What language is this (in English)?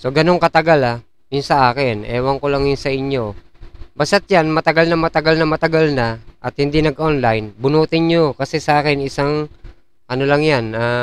Filipino